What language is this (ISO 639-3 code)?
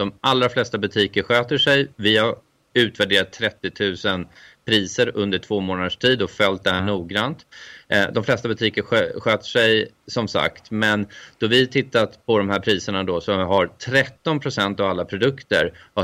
swe